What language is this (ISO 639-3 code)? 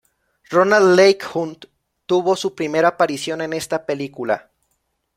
spa